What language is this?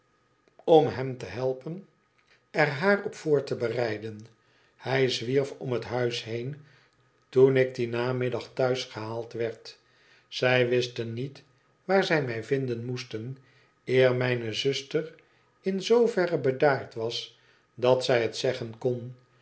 Dutch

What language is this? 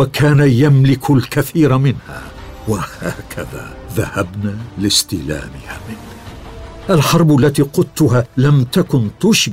Arabic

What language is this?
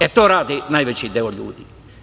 Serbian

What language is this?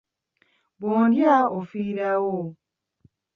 Ganda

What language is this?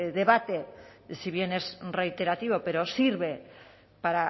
Spanish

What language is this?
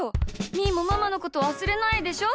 Japanese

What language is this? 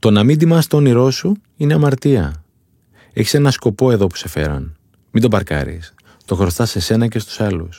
Greek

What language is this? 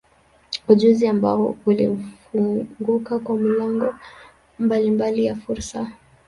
Swahili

